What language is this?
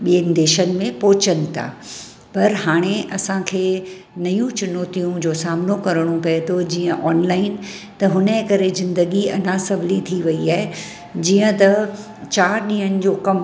Sindhi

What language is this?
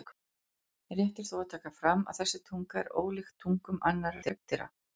Icelandic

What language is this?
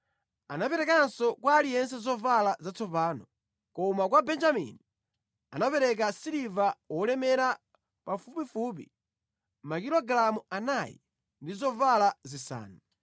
Nyanja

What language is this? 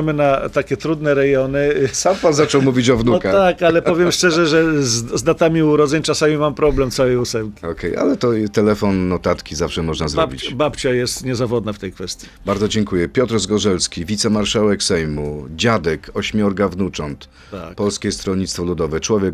Polish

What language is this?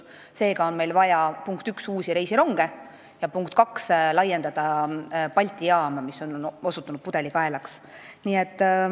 Estonian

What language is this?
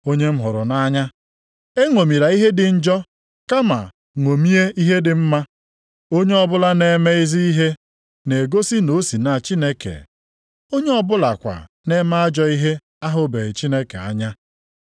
Igbo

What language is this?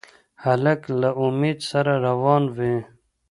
Pashto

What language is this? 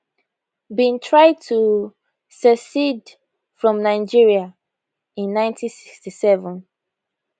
Nigerian Pidgin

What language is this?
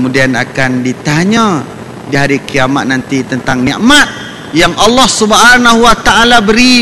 Malay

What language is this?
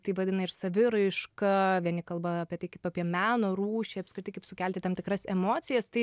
Lithuanian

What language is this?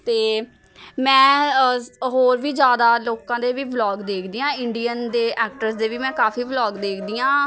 Punjabi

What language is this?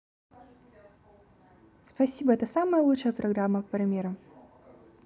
Russian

